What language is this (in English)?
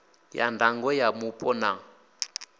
Venda